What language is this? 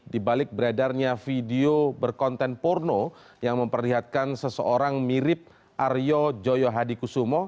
Indonesian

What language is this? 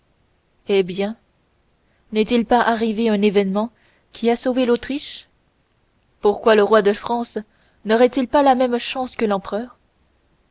French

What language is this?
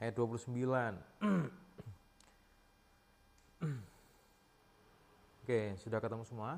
Indonesian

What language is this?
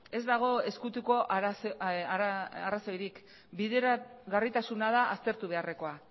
Basque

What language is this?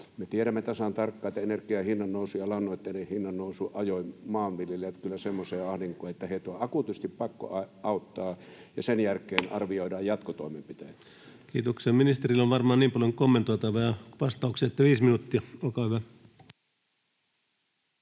Finnish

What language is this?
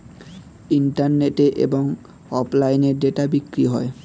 Bangla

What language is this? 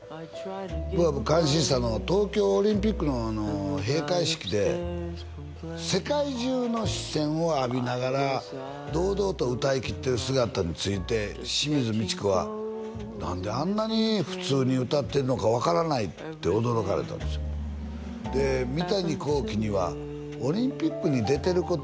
Japanese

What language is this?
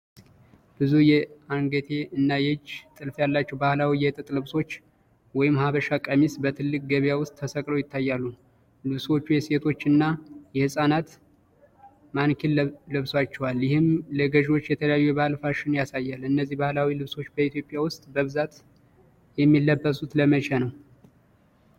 Amharic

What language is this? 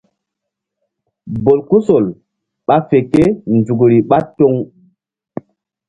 Mbum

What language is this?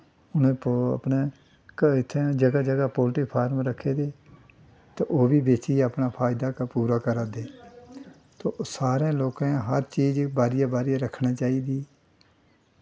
Dogri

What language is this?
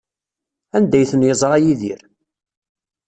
Kabyle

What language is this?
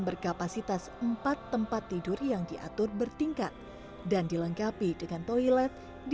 Indonesian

